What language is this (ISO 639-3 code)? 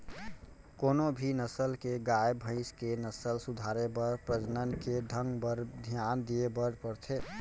hne